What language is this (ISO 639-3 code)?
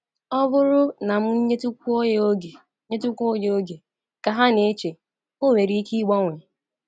ibo